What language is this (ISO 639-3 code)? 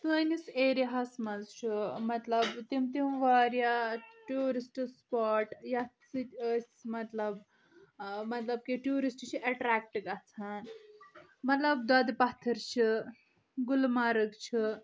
kas